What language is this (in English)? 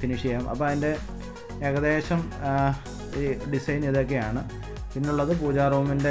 Arabic